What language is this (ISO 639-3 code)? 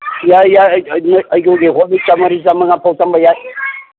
mni